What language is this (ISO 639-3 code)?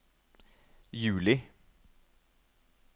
nor